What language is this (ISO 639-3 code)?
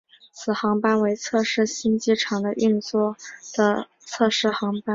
zho